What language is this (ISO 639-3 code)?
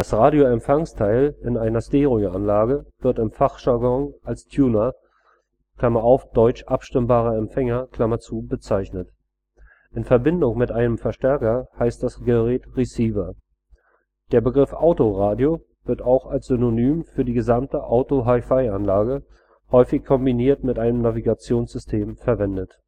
deu